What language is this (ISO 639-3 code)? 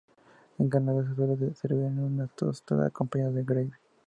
spa